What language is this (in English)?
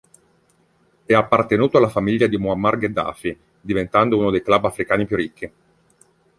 Italian